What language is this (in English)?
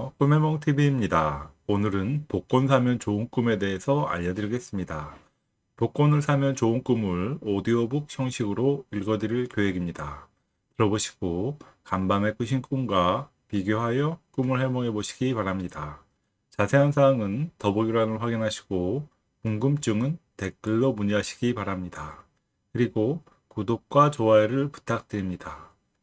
Korean